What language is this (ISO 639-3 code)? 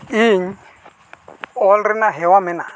sat